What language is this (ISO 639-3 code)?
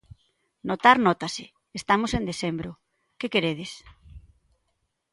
glg